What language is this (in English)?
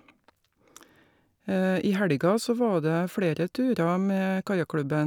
Norwegian